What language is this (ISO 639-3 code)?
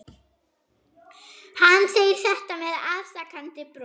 isl